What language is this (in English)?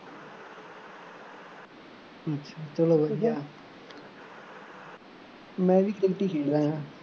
Punjabi